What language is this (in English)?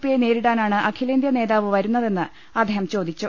Malayalam